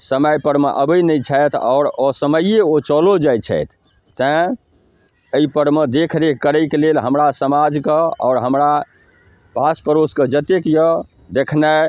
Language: Maithili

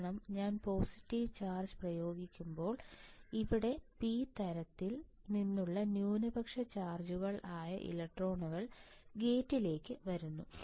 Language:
Malayalam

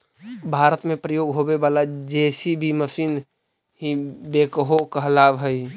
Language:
Magahi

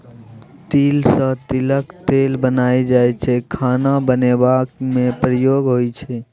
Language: Maithili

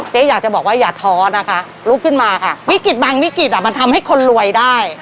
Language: Thai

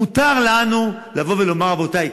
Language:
Hebrew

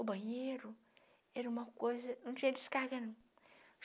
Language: Portuguese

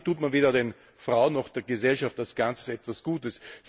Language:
German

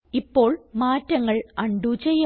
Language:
Malayalam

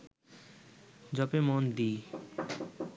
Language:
Bangla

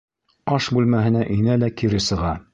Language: Bashkir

